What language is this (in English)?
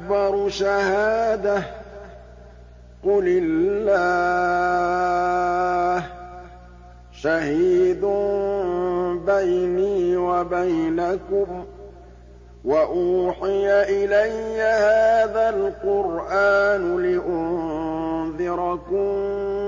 Arabic